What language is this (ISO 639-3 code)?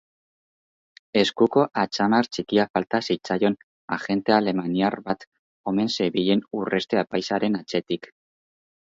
eus